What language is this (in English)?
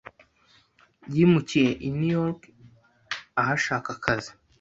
Kinyarwanda